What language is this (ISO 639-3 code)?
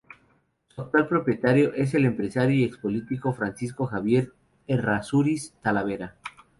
spa